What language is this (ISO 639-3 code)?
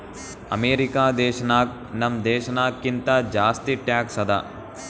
kan